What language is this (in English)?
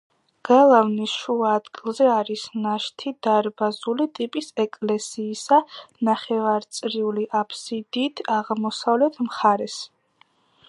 Georgian